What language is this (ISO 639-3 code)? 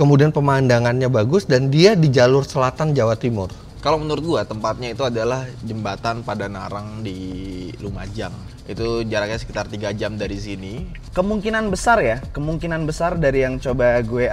ind